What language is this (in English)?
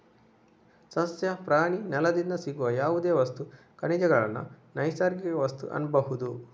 Kannada